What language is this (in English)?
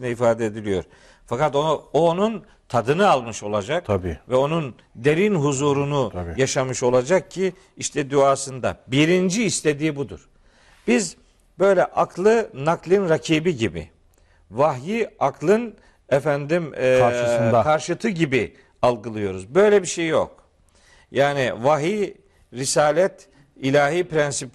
Turkish